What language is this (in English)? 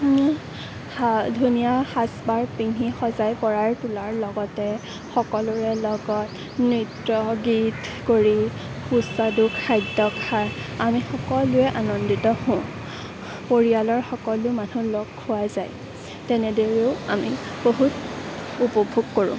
Assamese